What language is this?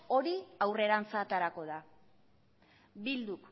Basque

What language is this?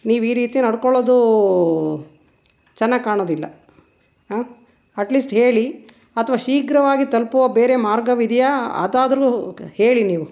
Kannada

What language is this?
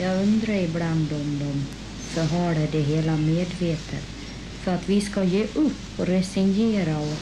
Swedish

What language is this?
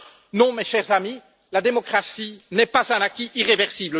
French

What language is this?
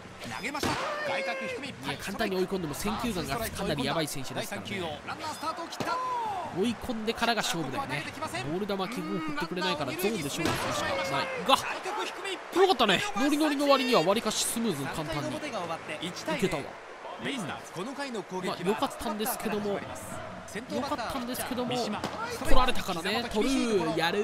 Japanese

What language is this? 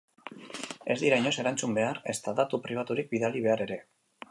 Basque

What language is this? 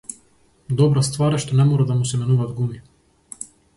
Macedonian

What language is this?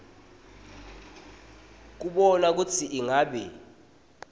Swati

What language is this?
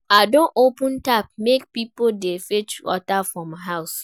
Nigerian Pidgin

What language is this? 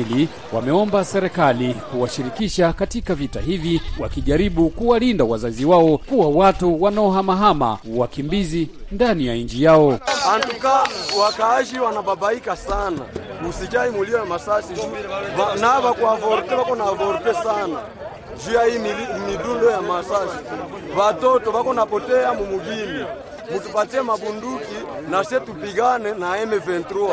Swahili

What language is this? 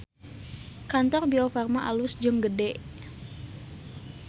Sundanese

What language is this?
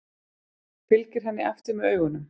Icelandic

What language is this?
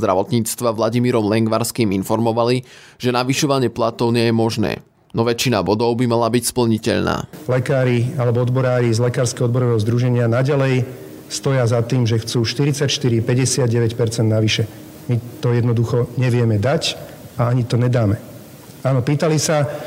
Slovak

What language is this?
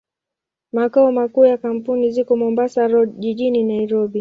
Swahili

